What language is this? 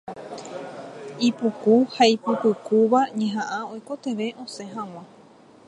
Guarani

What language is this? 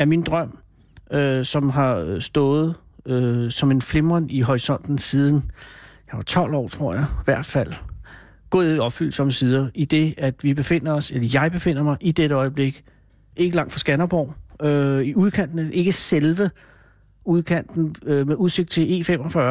Danish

